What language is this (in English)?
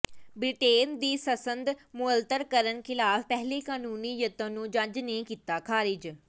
Punjabi